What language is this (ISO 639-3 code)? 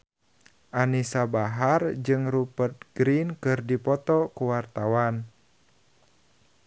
sun